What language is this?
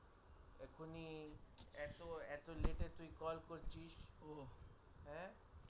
Bangla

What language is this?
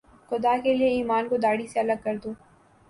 Urdu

